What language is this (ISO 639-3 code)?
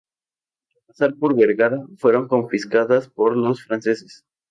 spa